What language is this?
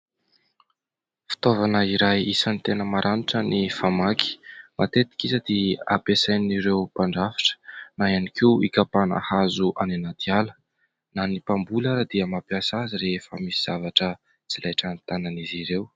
Malagasy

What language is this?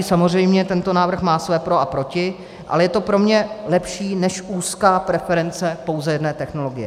Czech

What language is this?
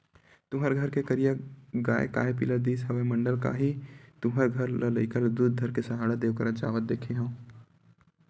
Chhattisgarhi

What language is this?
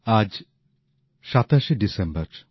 Bangla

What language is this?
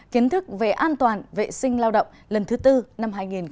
Vietnamese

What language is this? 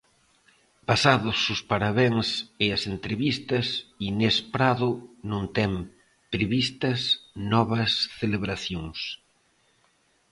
Galician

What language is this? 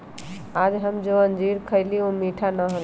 Magahi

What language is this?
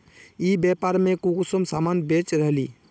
Magahi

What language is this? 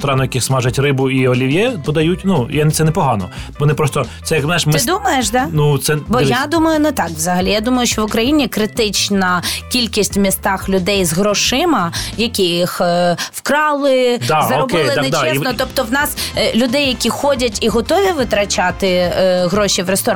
Ukrainian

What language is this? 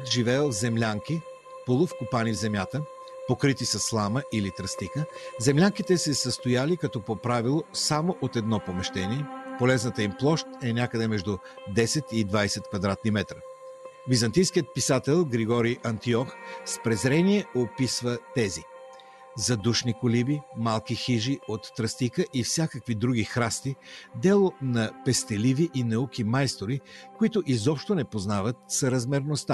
Bulgarian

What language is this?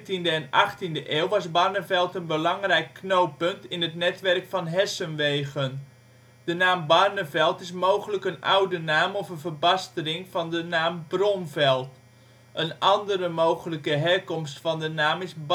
Dutch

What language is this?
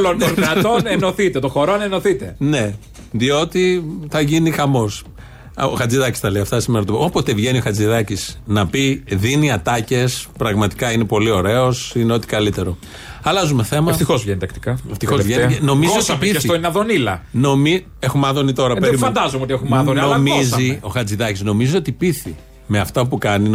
Greek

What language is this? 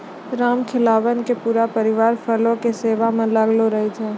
Maithili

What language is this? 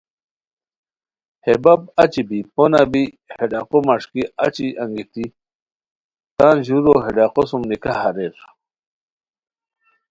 Khowar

